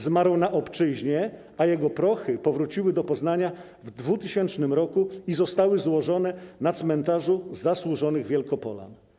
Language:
Polish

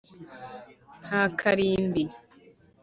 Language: Kinyarwanda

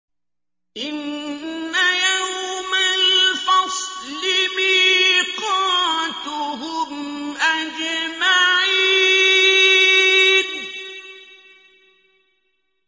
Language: Arabic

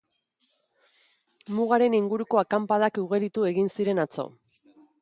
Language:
Basque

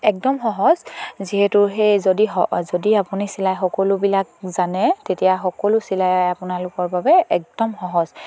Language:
Assamese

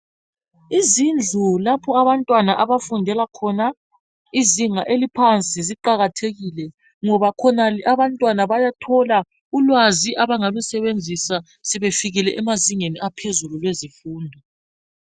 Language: North Ndebele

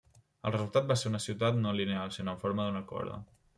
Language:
Catalan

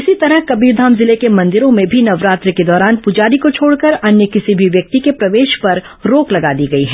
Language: Hindi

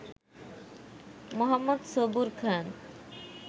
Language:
Bangla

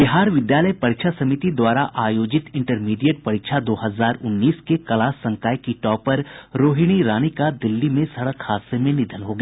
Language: Hindi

